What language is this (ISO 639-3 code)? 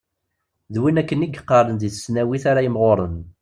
kab